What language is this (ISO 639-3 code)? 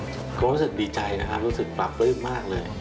tha